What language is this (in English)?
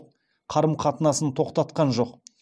Kazakh